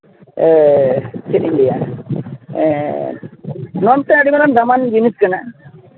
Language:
Santali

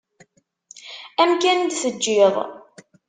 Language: Kabyle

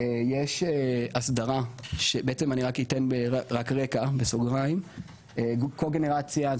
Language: Hebrew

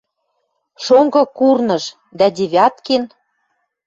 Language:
Western Mari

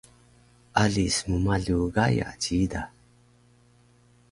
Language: Taroko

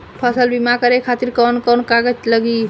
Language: Bhojpuri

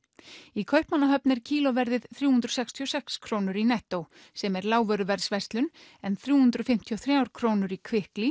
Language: Icelandic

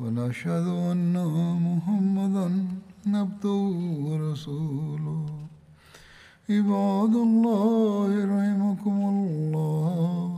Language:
Swahili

